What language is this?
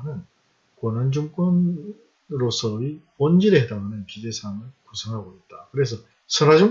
Korean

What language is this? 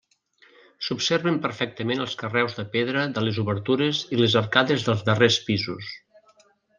Catalan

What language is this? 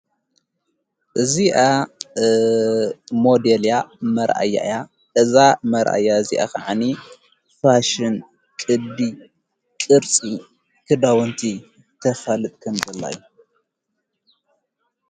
Tigrinya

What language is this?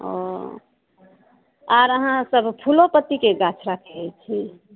Maithili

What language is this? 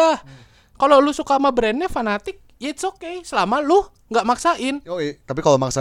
Indonesian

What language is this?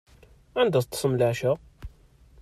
Kabyle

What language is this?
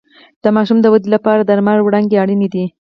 Pashto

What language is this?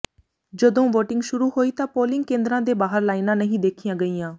Punjabi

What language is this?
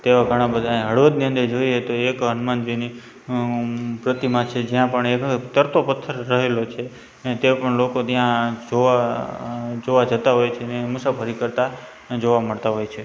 Gujarati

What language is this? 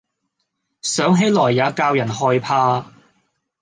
Cantonese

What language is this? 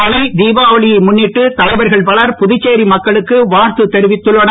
Tamil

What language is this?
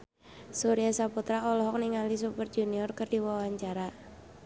Sundanese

